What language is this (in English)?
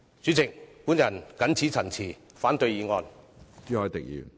Cantonese